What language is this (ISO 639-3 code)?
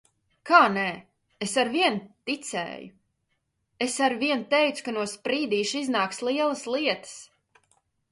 lav